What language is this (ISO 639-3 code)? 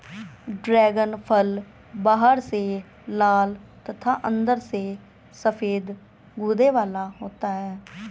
hin